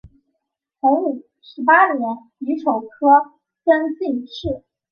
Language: Chinese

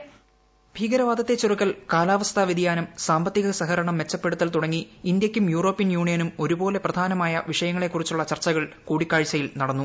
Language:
Malayalam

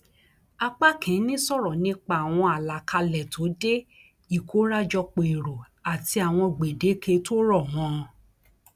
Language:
Yoruba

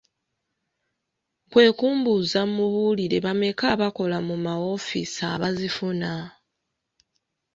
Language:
Ganda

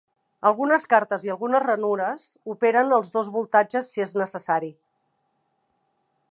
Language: Catalan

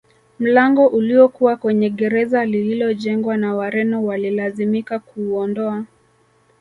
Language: Swahili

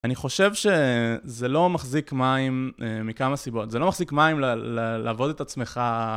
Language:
Hebrew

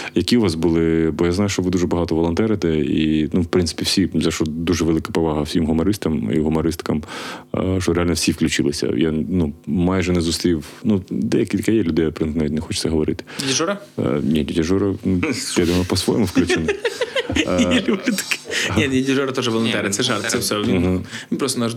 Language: Ukrainian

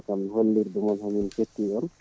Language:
Fula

